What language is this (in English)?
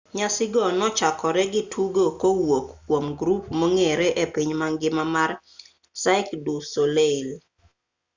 Luo (Kenya and Tanzania)